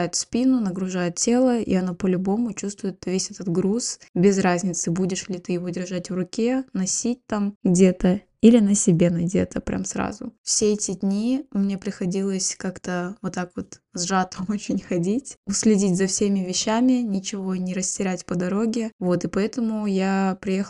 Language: Russian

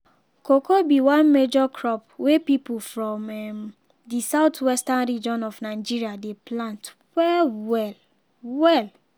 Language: Nigerian Pidgin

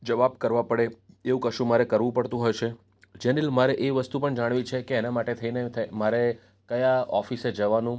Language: Gujarati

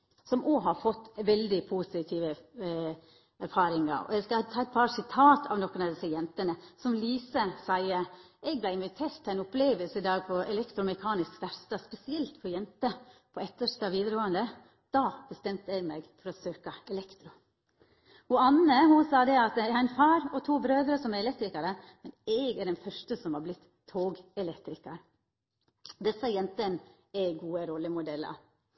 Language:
Norwegian Nynorsk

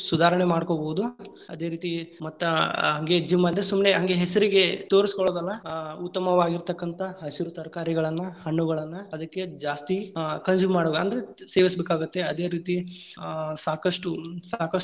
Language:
Kannada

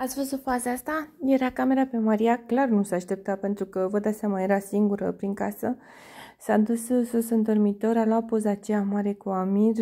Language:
Romanian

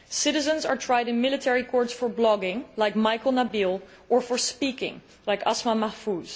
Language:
English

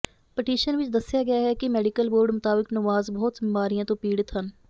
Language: Punjabi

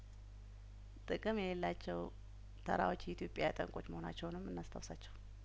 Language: Amharic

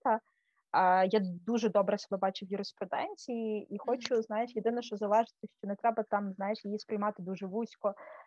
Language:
Ukrainian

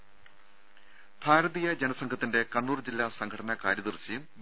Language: Malayalam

